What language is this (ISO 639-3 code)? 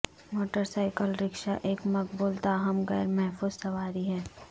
urd